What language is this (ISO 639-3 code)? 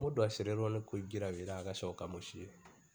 kik